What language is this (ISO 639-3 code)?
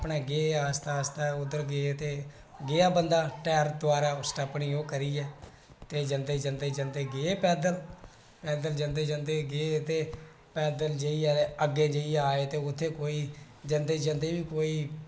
doi